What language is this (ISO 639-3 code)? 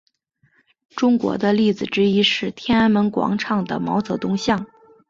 zho